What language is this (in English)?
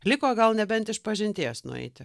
Lithuanian